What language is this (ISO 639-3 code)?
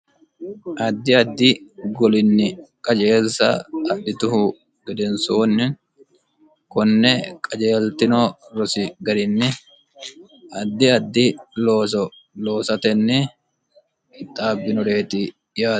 sid